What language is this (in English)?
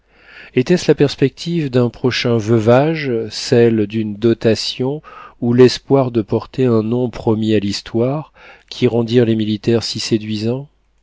French